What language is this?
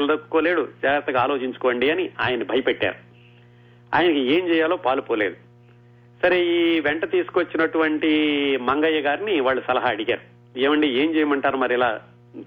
Telugu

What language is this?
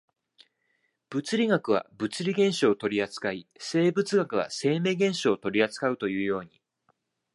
Japanese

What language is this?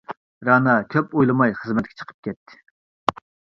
Uyghur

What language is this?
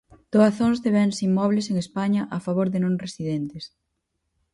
Galician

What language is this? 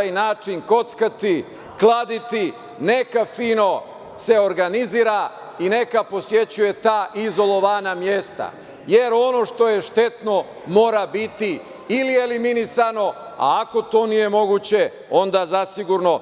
Serbian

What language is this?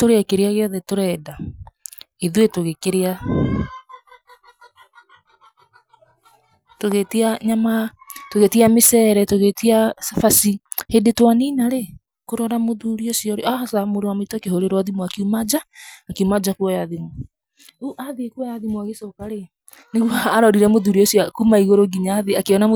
Kikuyu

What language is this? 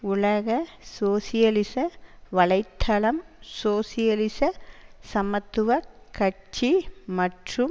Tamil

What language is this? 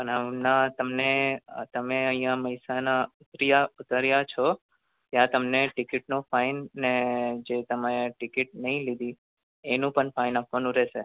Gujarati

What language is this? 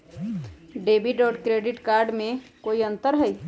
Magahi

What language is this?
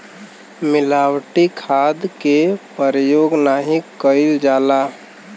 Bhojpuri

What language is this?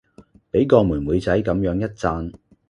Cantonese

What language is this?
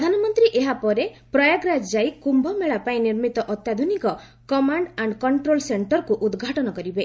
Odia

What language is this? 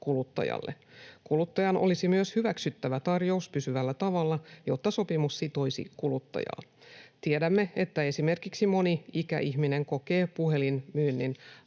Finnish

